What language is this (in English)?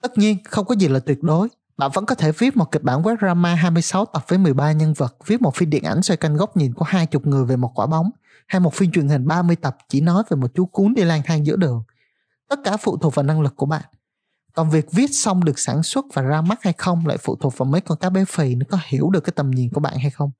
Vietnamese